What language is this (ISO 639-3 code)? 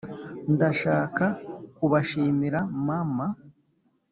kin